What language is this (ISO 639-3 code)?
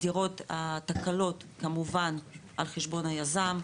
heb